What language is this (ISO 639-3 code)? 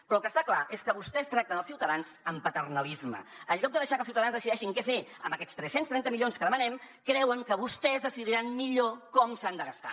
cat